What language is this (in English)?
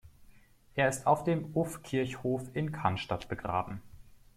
German